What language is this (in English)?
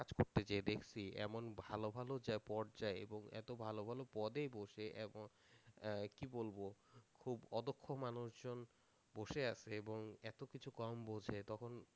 Bangla